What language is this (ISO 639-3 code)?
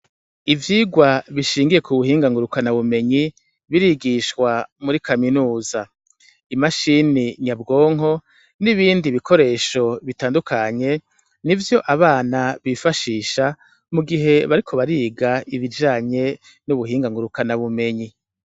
run